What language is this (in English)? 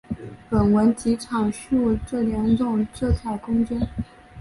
Chinese